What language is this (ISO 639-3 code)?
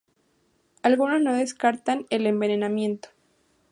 spa